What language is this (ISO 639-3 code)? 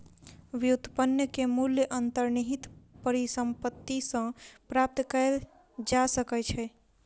mai